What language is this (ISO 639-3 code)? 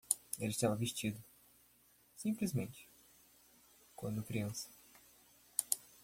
por